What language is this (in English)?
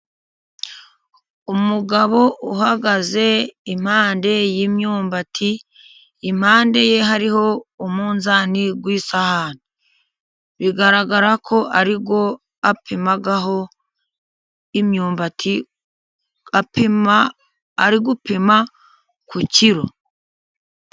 Kinyarwanda